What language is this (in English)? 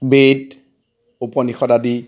Assamese